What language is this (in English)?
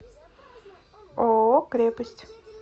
Russian